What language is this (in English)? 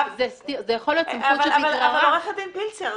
Hebrew